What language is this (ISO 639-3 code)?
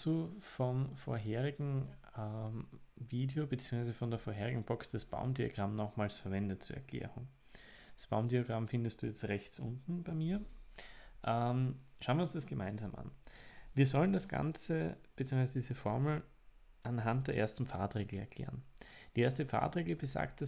deu